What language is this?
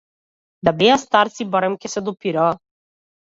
Macedonian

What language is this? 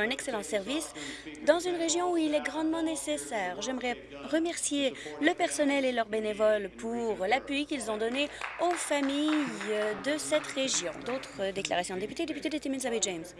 French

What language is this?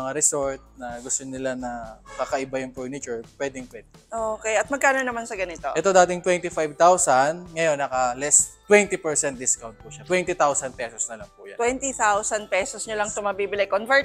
Filipino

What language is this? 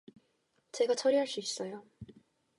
Korean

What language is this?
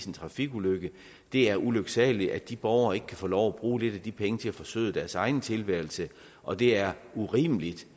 Danish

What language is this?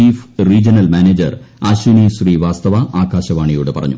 Malayalam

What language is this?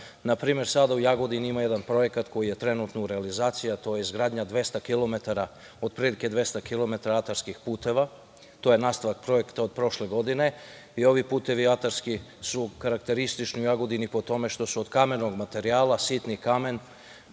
Serbian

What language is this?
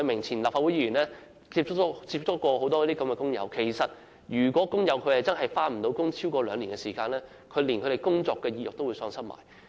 Cantonese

